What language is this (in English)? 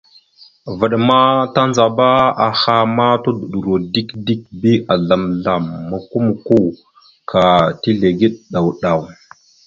Mada (Cameroon)